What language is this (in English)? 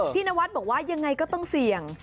Thai